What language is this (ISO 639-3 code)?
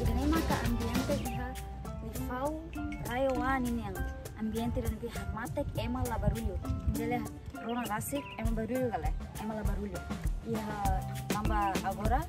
ind